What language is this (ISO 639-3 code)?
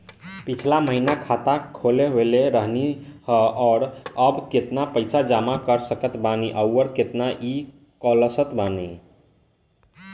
bho